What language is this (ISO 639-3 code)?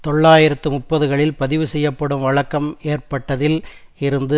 tam